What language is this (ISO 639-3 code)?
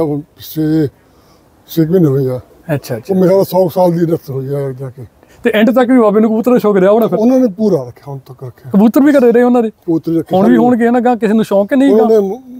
pan